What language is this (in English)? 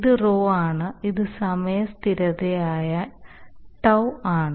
Malayalam